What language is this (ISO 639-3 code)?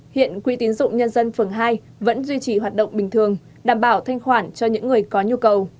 vie